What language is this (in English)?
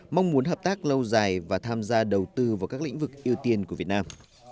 Vietnamese